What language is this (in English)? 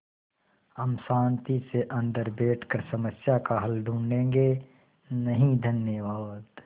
Hindi